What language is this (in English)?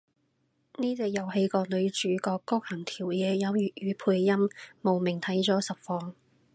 Cantonese